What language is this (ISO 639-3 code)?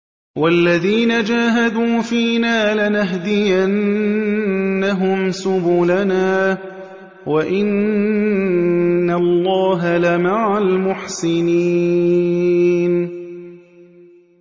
ara